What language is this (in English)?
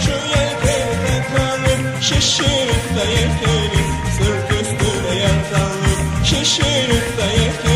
Romanian